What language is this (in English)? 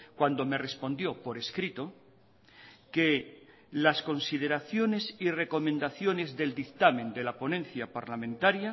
Spanish